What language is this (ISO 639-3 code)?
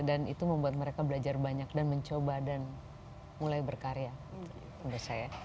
ind